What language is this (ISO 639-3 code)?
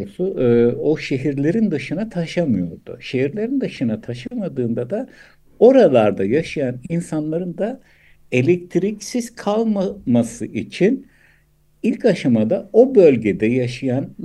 tur